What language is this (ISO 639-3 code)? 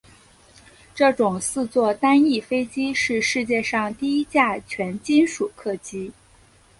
zho